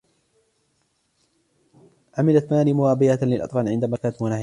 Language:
Arabic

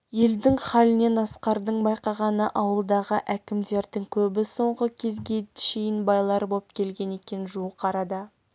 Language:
Kazakh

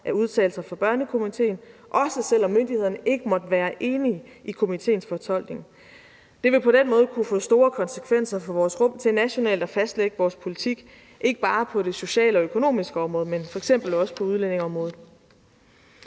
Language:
Danish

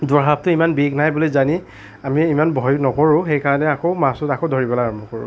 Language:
Assamese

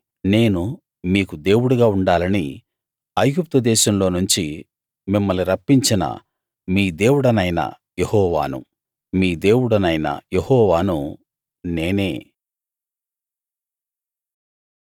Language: Telugu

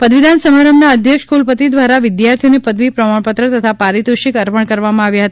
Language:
Gujarati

